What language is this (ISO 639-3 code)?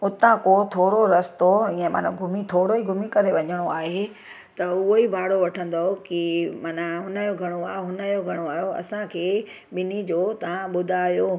snd